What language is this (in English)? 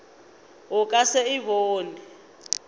Northern Sotho